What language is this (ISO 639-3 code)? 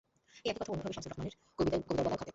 ben